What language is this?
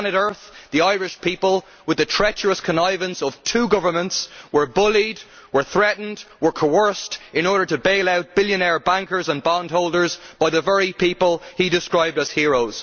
English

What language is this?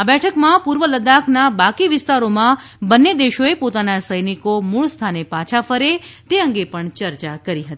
Gujarati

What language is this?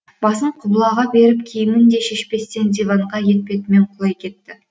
Kazakh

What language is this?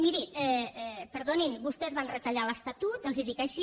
Catalan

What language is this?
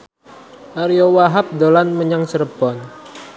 Javanese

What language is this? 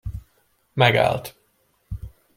Hungarian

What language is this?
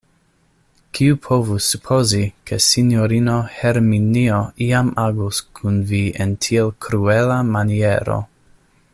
Esperanto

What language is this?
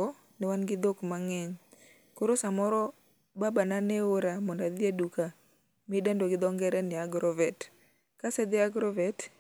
Luo (Kenya and Tanzania)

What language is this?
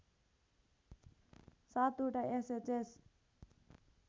Nepali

